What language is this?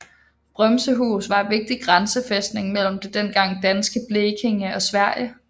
Danish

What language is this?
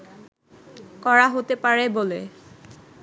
Bangla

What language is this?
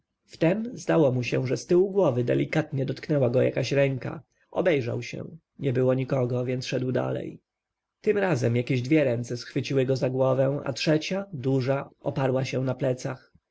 Polish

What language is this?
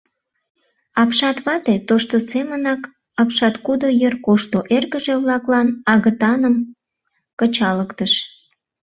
Mari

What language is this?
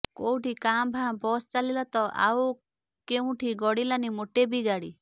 Odia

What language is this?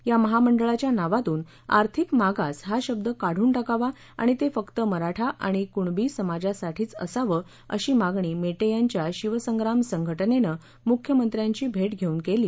Marathi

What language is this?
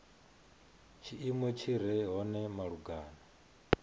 Venda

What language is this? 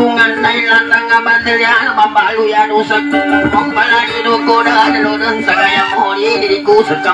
Thai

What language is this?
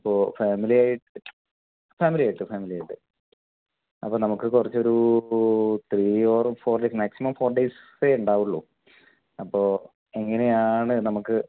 Malayalam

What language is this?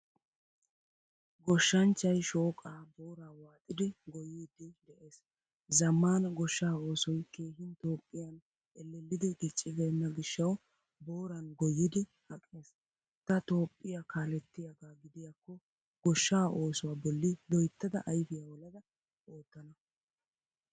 Wolaytta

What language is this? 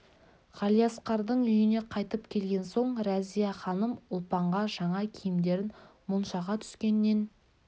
Kazakh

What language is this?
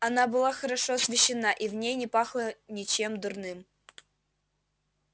Russian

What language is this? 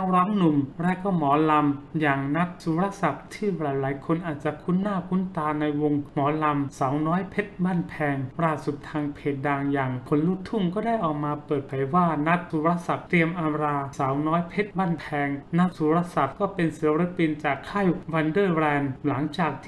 Thai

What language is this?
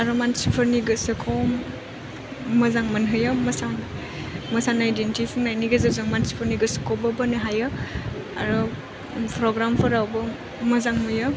Bodo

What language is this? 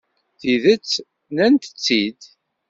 Kabyle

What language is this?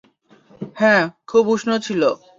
Bangla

